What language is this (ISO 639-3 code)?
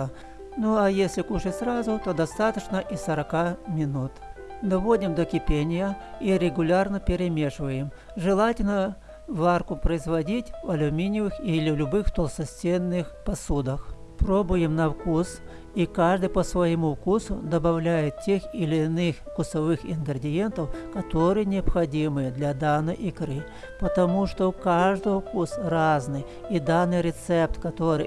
rus